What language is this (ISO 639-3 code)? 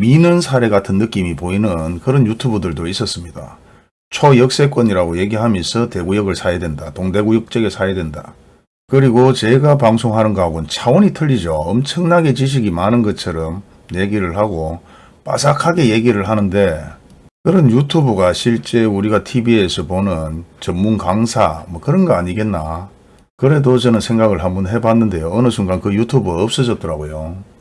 kor